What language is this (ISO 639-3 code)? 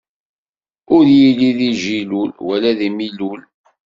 kab